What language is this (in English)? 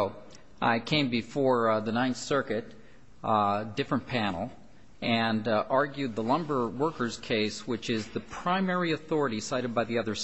English